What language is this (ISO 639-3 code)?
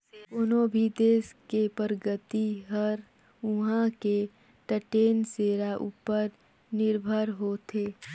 hne